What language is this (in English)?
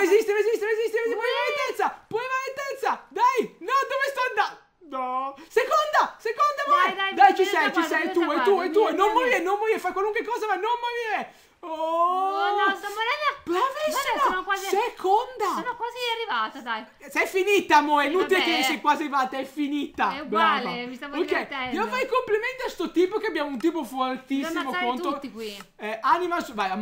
Italian